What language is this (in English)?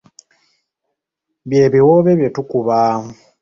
Ganda